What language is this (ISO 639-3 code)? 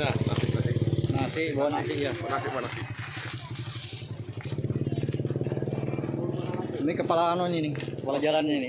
ind